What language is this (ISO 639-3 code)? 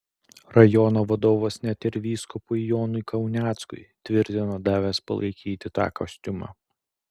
lit